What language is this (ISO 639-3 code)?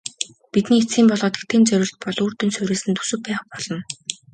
mon